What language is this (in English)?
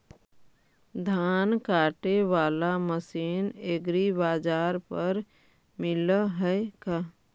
Magahi